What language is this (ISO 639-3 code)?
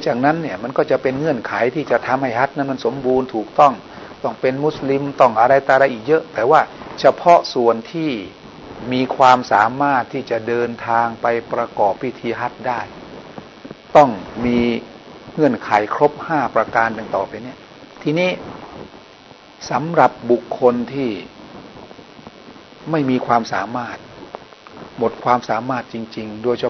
tha